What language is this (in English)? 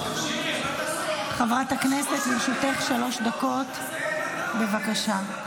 Hebrew